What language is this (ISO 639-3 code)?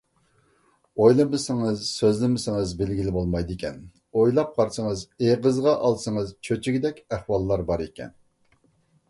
uig